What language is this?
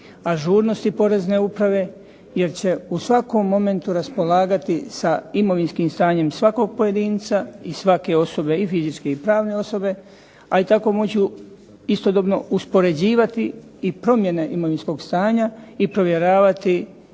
Croatian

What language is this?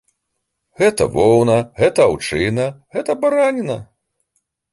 Belarusian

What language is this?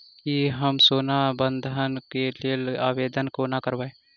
Maithili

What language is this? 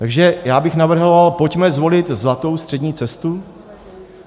Czech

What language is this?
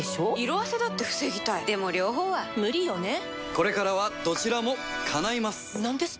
Japanese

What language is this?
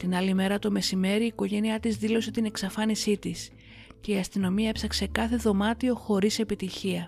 Greek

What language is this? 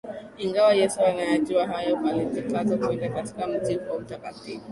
Swahili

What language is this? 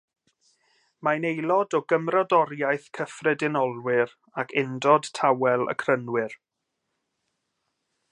Welsh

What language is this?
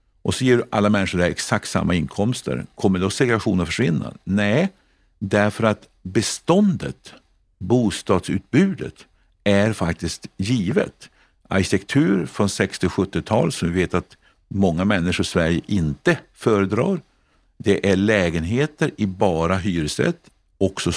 Swedish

